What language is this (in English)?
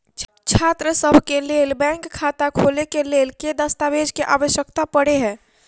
Maithili